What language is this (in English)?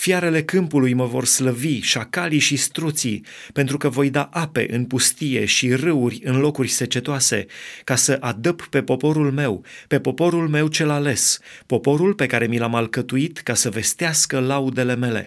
Romanian